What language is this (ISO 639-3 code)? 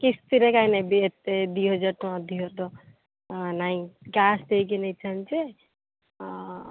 ori